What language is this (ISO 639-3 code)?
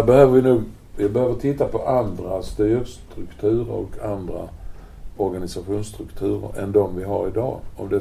swe